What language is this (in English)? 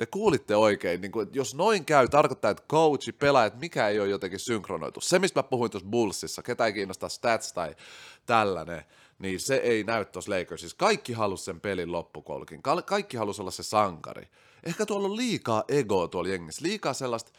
Finnish